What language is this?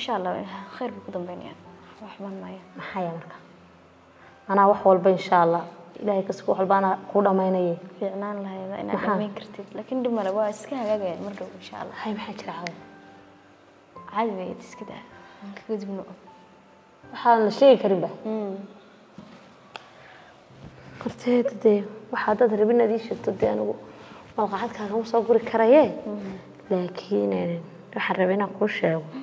Arabic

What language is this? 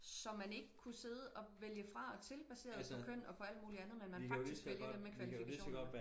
Danish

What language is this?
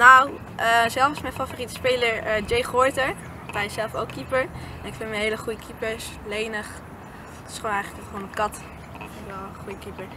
Dutch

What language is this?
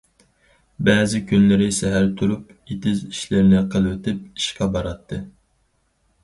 Uyghur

